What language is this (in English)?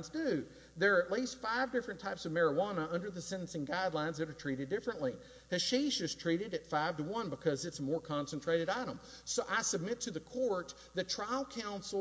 English